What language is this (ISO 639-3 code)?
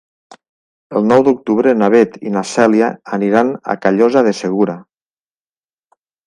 cat